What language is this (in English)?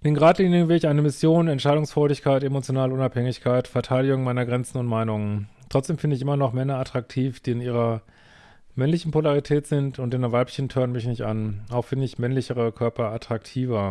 German